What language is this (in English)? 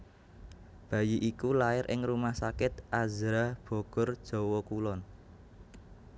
Javanese